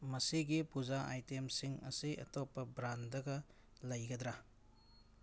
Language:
Manipuri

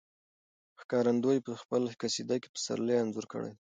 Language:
Pashto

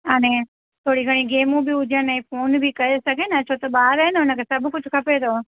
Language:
Sindhi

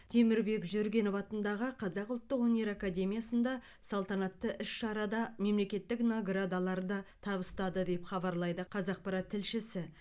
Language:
Kazakh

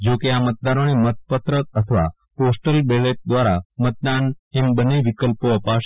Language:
Gujarati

